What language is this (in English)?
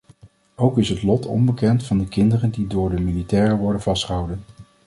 Dutch